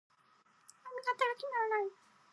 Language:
Japanese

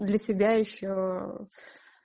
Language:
Russian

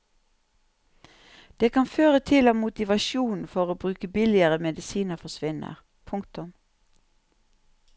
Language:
Norwegian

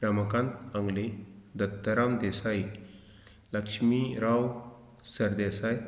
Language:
Konkani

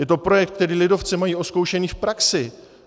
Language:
Czech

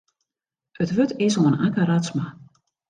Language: Western Frisian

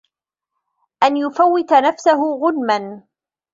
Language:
Arabic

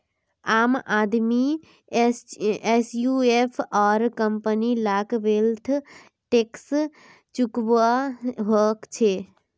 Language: Magahi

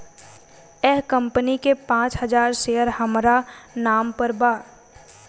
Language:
Bhojpuri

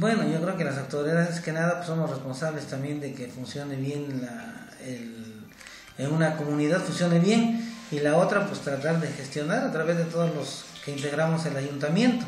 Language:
Spanish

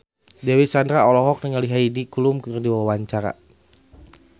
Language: Sundanese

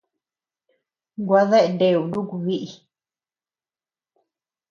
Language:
Tepeuxila Cuicatec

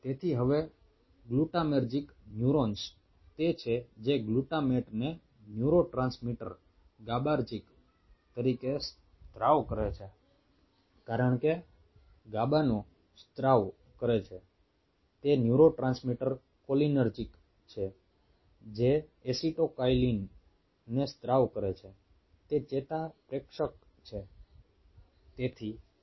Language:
Gujarati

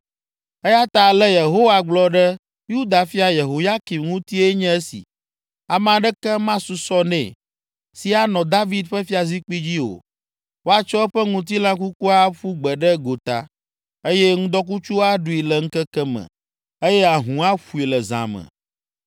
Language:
Ewe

